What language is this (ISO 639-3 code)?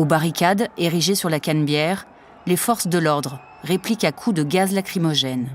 fra